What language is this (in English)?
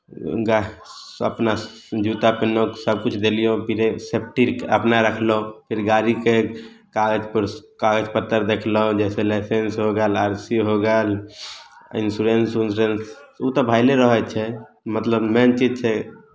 Maithili